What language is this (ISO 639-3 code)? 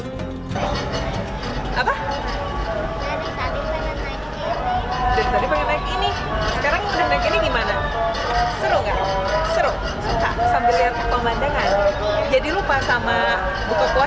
ind